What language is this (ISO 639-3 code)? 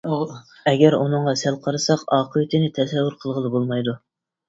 uig